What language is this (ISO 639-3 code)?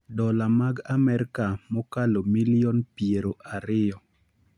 luo